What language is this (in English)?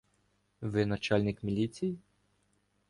Ukrainian